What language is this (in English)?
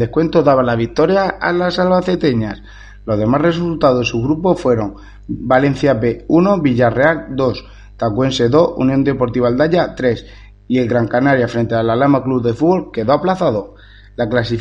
Spanish